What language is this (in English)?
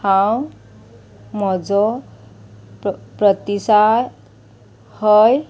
Konkani